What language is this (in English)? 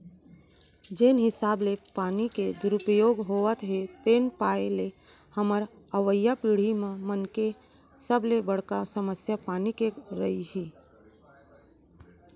Chhattisgarhi